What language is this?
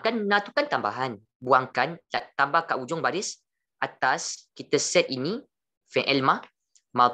Malay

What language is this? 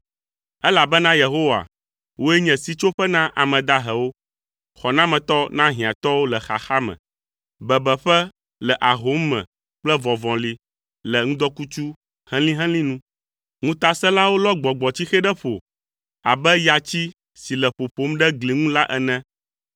Ewe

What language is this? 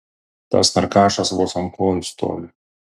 Lithuanian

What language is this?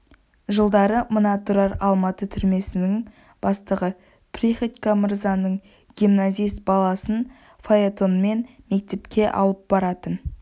Kazakh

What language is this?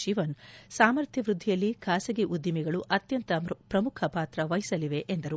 Kannada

